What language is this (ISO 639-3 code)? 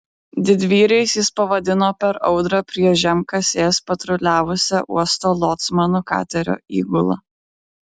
lit